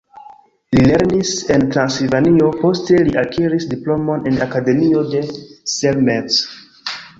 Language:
Esperanto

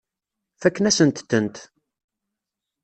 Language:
Kabyle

